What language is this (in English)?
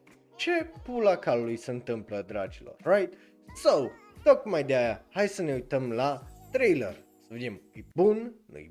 Romanian